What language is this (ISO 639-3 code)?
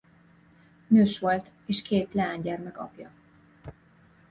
hun